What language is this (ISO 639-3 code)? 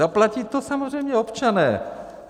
ces